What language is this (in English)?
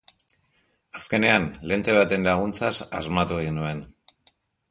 Basque